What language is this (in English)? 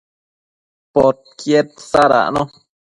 Matsés